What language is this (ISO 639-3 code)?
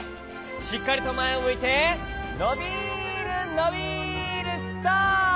jpn